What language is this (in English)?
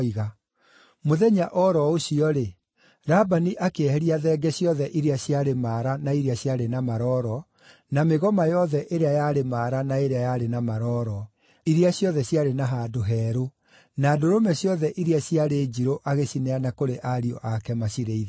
Kikuyu